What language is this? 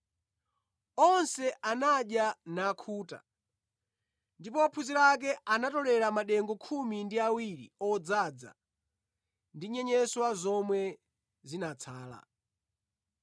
Nyanja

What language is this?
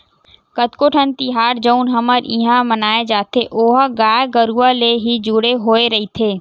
Chhattisgarhi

